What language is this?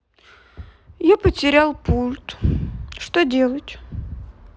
Russian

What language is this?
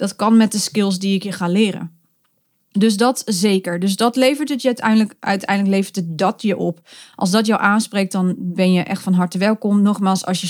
Dutch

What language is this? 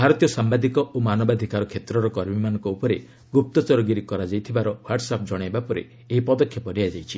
Odia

